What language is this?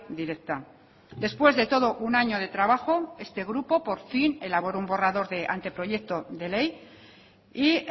Spanish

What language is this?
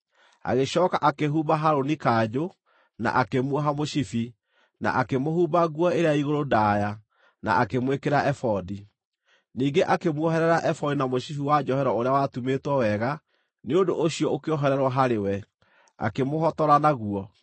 Kikuyu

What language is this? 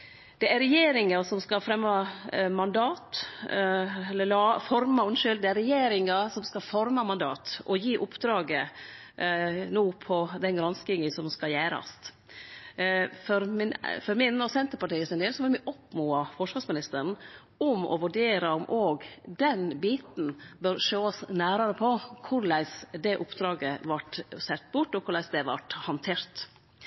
Norwegian Nynorsk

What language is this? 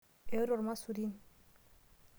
Masai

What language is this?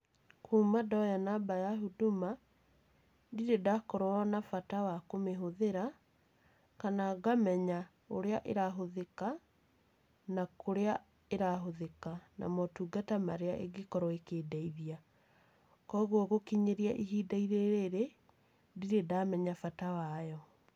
Kikuyu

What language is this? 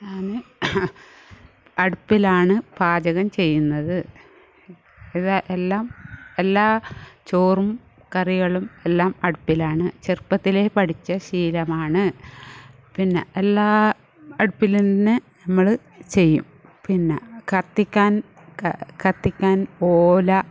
Malayalam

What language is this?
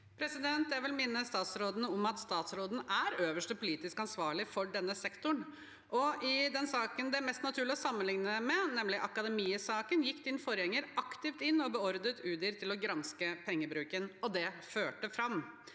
Norwegian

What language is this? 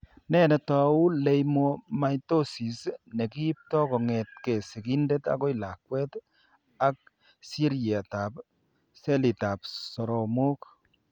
Kalenjin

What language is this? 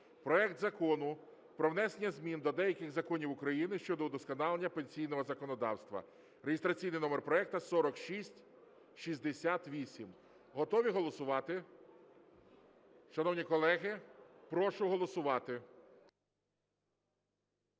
Ukrainian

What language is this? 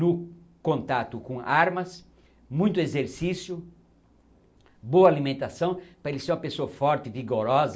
Portuguese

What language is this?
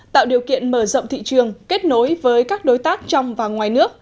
Vietnamese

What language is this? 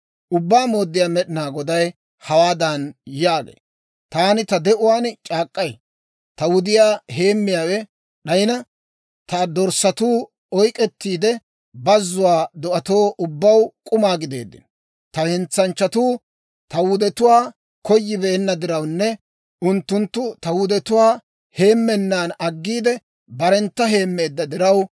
Dawro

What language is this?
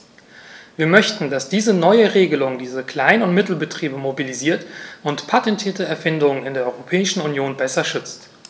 German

